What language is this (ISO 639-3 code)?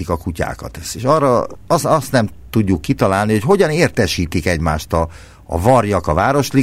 hun